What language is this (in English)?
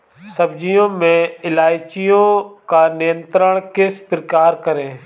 Hindi